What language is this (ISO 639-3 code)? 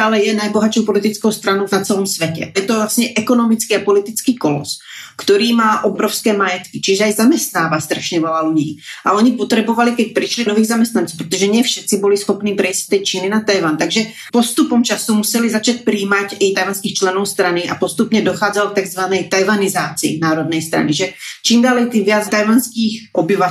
ces